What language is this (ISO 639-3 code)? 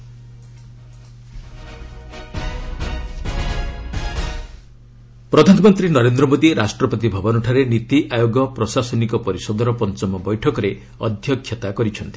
ori